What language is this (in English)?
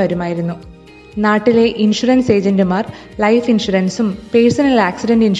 Malayalam